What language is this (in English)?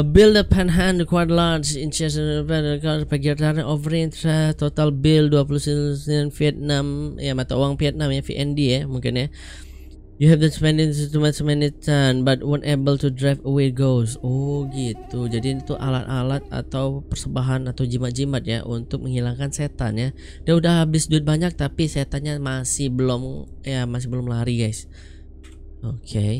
Indonesian